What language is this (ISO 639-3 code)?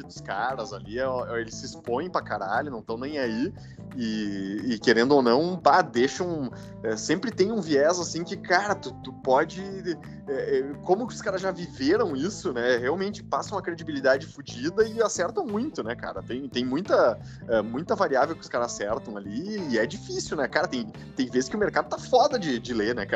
por